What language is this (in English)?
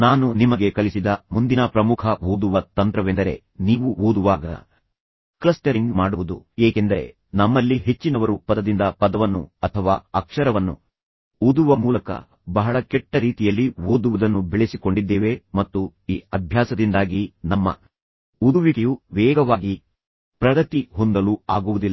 Kannada